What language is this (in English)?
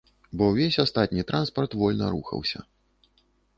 Belarusian